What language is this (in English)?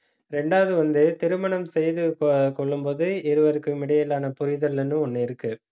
Tamil